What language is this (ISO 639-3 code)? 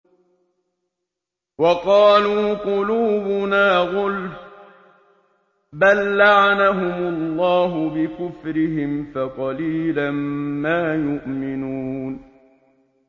ara